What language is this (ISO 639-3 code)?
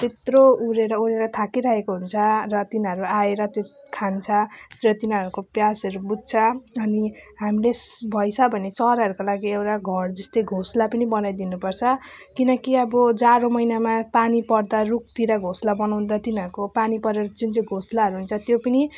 nep